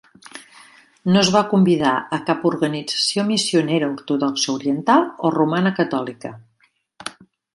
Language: Catalan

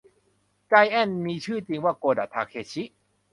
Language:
Thai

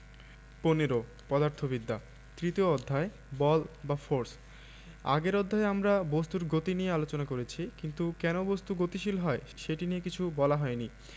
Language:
Bangla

